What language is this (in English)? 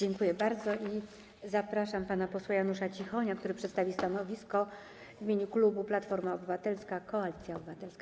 Polish